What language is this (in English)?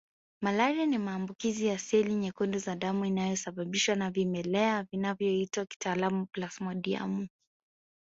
Swahili